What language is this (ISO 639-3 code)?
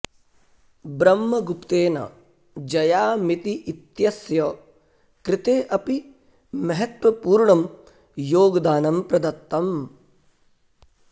san